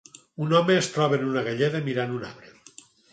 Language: Catalan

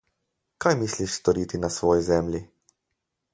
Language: Slovenian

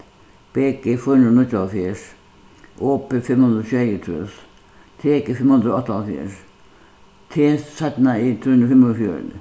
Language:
Faroese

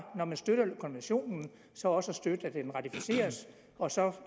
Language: Danish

